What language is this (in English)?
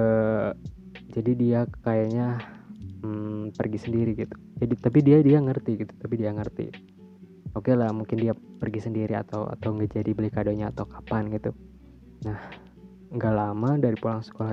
Indonesian